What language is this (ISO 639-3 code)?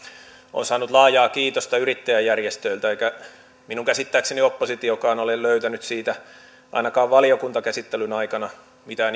fin